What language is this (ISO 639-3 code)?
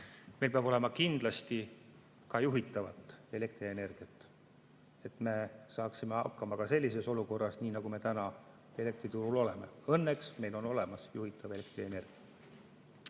est